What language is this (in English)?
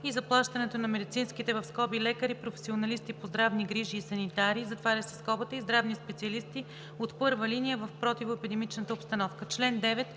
Bulgarian